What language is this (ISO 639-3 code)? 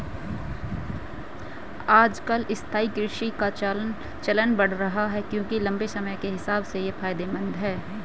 hin